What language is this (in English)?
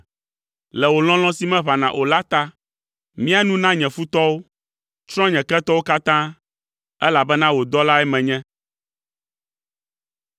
Ewe